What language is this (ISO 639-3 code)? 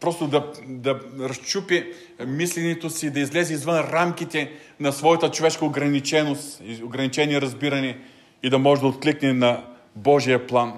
bul